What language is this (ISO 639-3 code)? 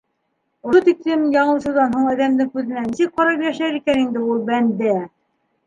bak